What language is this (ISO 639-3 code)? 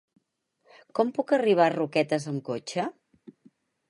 cat